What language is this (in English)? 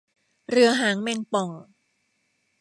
Thai